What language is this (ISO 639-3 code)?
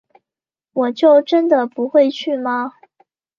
zho